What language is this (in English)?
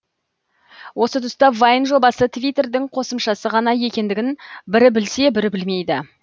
Kazakh